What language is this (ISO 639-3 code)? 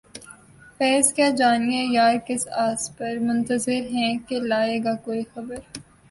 urd